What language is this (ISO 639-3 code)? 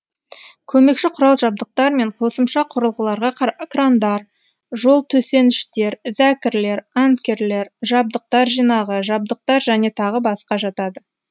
kaz